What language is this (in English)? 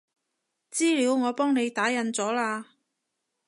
Cantonese